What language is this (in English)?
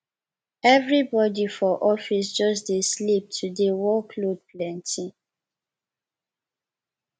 Nigerian Pidgin